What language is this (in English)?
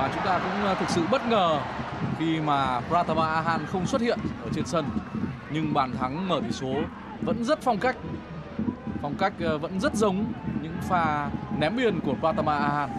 Vietnamese